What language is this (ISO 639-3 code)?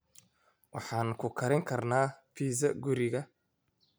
som